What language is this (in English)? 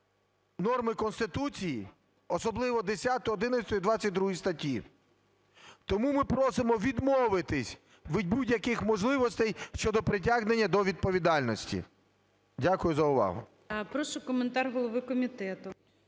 Ukrainian